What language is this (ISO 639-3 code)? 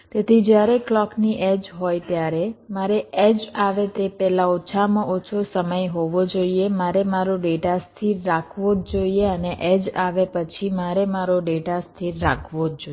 guj